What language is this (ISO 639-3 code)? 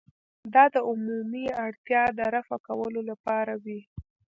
pus